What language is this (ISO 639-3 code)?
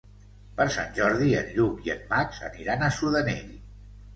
cat